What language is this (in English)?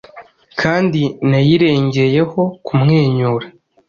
Kinyarwanda